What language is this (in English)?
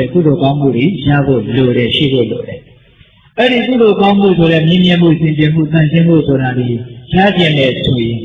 Vietnamese